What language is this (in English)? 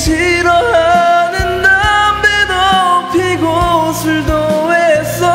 Korean